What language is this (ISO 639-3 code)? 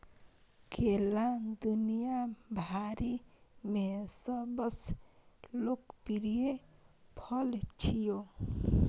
mai